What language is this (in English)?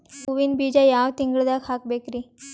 Kannada